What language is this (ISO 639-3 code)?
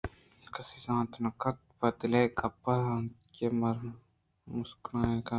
bgp